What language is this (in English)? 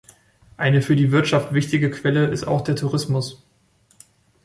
German